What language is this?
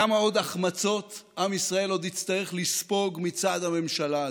Hebrew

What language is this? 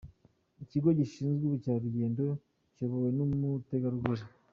Kinyarwanda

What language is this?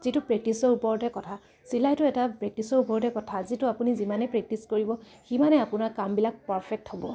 Assamese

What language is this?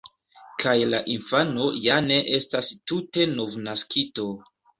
Esperanto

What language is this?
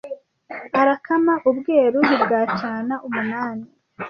Kinyarwanda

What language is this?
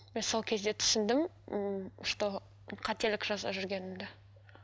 Kazakh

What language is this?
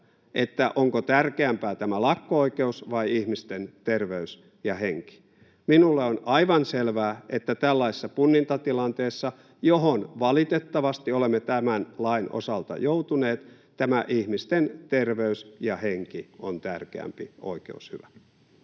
Finnish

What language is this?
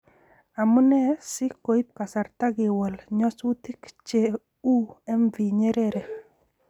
Kalenjin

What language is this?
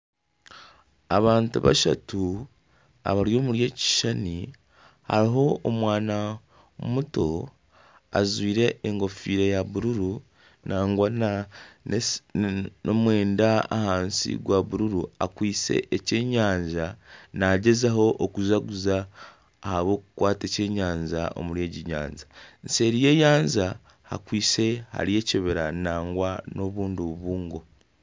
Nyankole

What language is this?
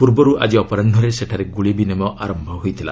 Odia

